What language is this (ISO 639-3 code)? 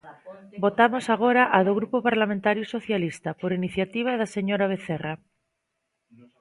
glg